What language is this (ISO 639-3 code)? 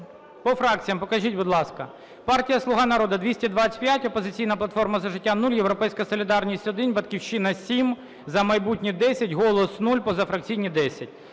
ukr